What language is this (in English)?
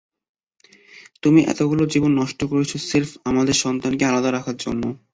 Bangla